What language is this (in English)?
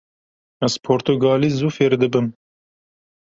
Kurdish